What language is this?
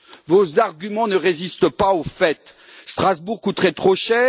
French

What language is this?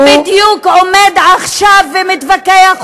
Hebrew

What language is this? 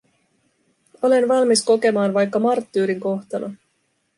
Finnish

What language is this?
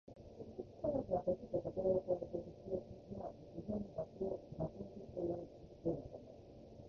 Japanese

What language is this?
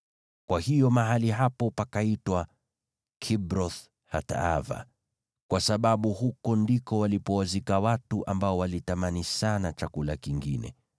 Swahili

